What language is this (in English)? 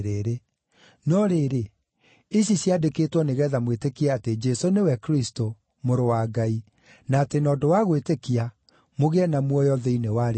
Kikuyu